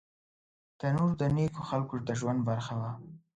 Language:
Pashto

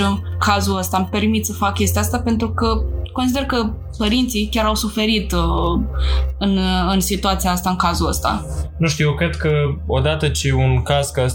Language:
Romanian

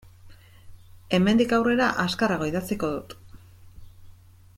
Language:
Basque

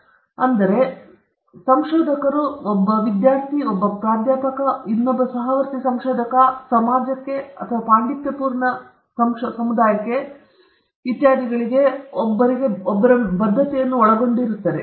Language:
Kannada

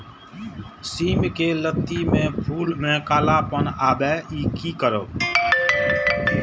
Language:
Maithili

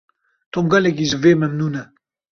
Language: Kurdish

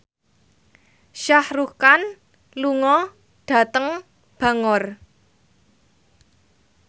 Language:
Javanese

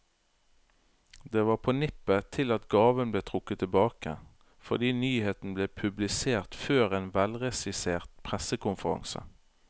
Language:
Norwegian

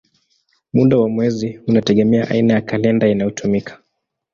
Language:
Swahili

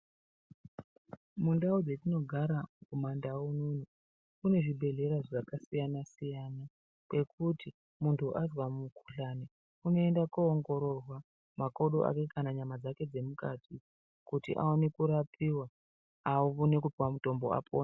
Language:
Ndau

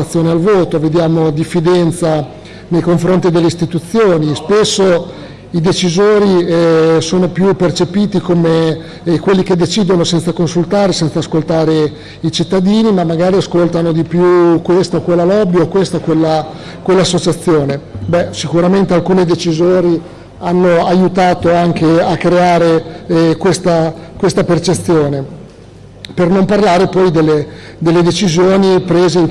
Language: Italian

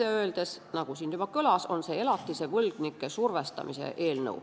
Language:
Estonian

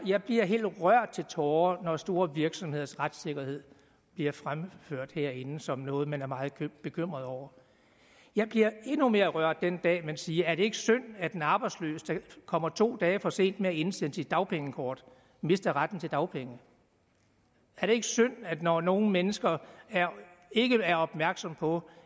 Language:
Danish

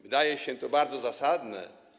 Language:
Polish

